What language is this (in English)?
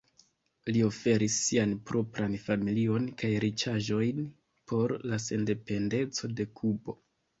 Esperanto